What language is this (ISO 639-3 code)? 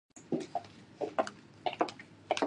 ara